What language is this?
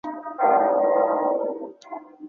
Chinese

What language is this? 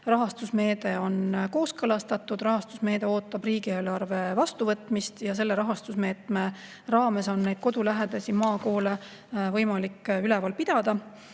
Estonian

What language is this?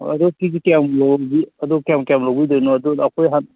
Manipuri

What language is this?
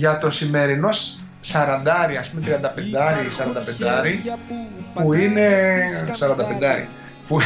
Greek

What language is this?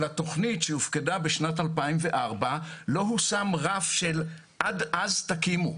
Hebrew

